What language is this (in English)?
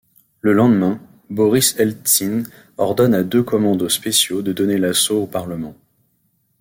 French